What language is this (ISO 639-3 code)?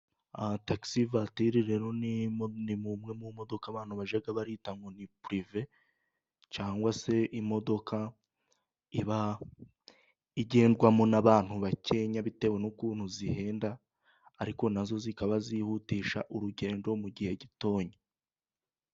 kin